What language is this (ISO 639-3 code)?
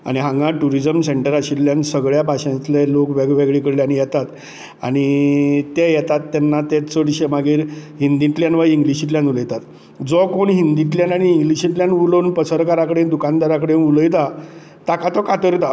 kok